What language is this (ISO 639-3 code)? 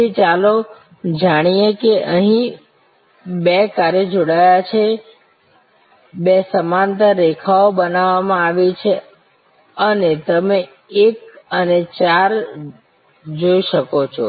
guj